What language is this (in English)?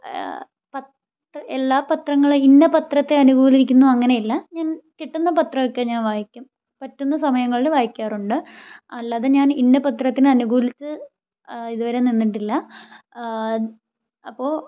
Malayalam